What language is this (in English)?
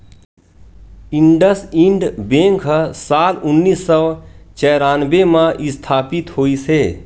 Chhattisgarhi